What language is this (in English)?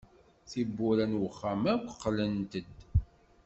Kabyle